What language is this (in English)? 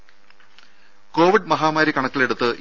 Malayalam